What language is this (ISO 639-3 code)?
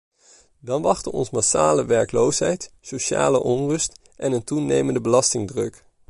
nld